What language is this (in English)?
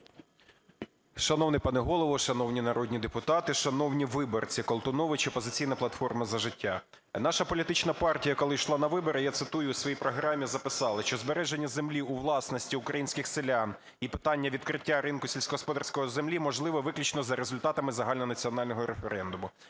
Ukrainian